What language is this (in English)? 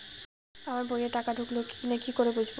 Bangla